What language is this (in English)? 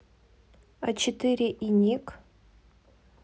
Russian